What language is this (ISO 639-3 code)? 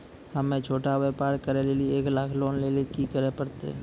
mai